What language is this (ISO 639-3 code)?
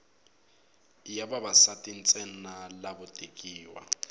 tso